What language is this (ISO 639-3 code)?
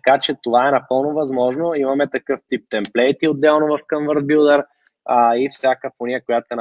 bul